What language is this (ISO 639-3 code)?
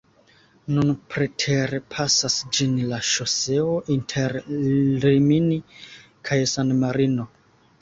epo